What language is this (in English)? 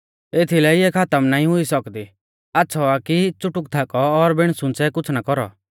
Mahasu Pahari